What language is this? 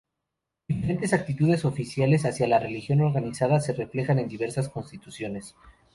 Spanish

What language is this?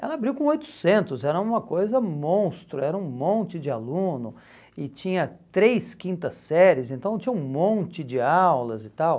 Portuguese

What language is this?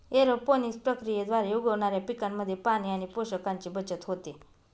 Marathi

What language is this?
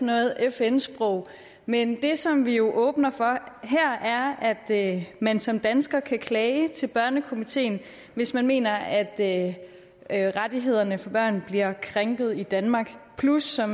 Danish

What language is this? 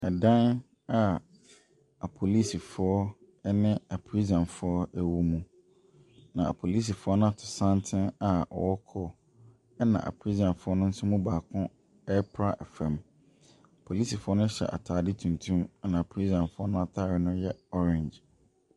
Akan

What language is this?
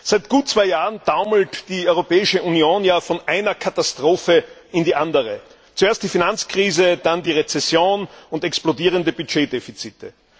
German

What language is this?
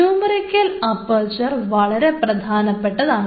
Malayalam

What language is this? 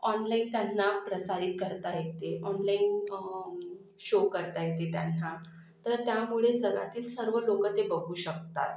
Marathi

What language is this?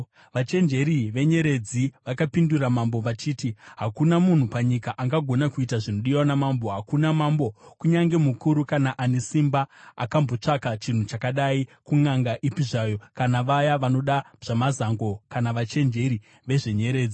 Shona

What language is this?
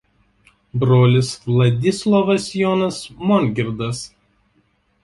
Lithuanian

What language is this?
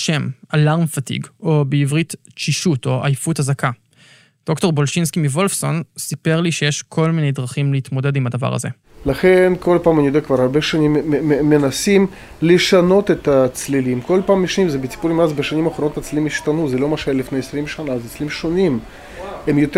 Hebrew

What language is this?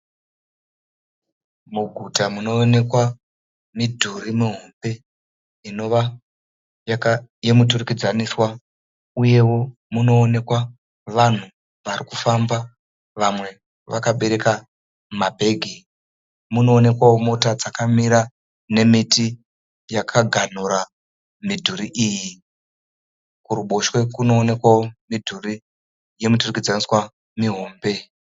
Shona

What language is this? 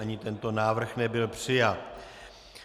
Czech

